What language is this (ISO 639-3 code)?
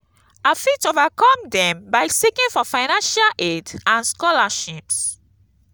pcm